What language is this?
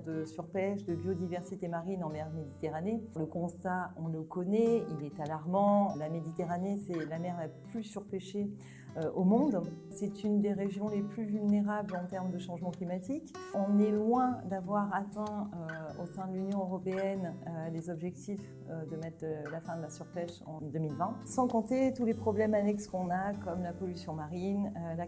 French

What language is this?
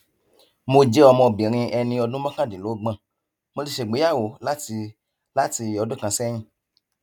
Yoruba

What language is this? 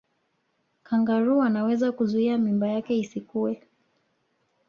Swahili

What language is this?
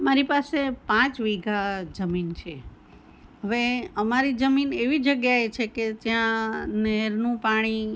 Gujarati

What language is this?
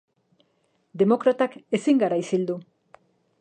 Basque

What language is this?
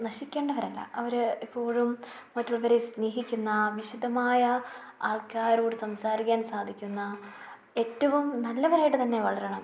Malayalam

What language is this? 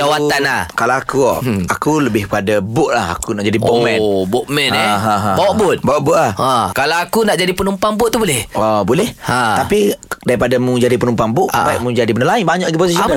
Malay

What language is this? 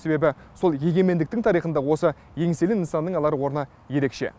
Kazakh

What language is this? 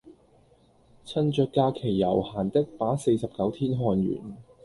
Cantonese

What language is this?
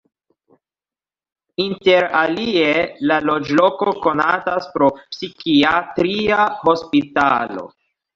Esperanto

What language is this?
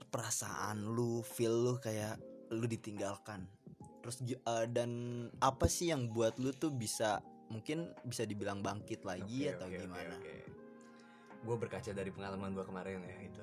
Indonesian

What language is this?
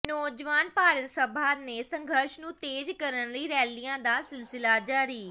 Punjabi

